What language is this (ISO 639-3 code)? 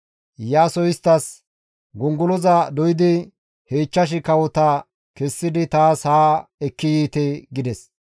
gmv